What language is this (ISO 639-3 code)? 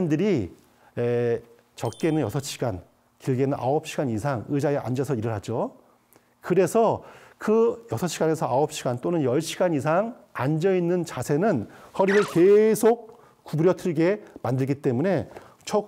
kor